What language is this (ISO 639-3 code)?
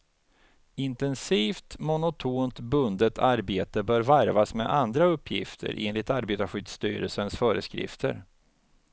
swe